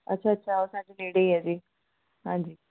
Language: Punjabi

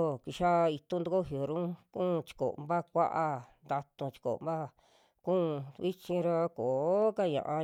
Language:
Western Juxtlahuaca Mixtec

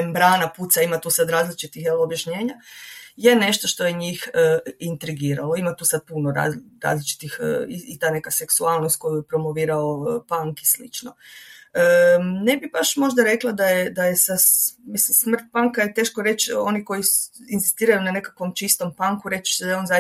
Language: Croatian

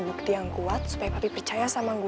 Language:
Indonesian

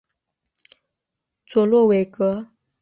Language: Chinese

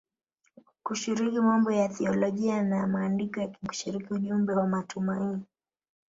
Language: Swahili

